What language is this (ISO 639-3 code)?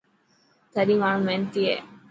mki